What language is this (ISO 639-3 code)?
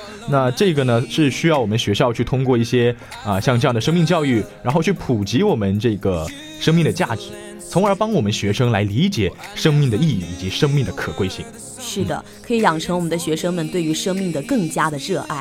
zho